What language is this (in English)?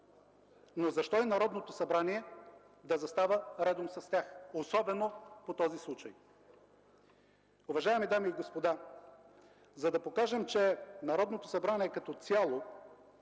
Bulgarian